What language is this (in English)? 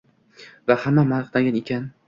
Uzbek